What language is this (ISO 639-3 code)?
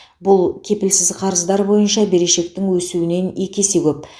kaz